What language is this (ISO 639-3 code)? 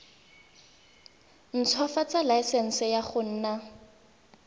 tsn